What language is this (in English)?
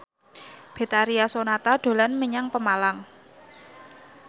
Javanese